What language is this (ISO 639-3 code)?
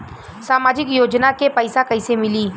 bho